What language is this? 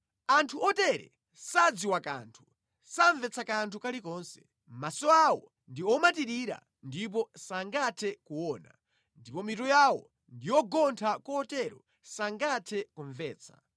Nyanja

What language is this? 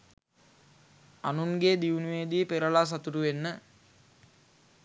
Sinhala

